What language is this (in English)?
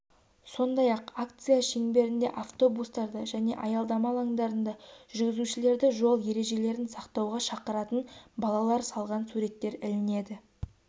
Kazakh